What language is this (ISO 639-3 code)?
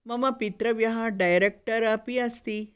san